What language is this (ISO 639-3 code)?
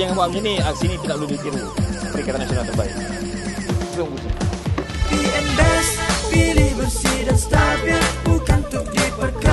msa